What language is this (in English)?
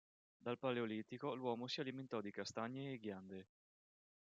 Italian